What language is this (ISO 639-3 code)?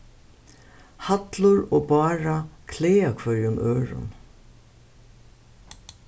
fao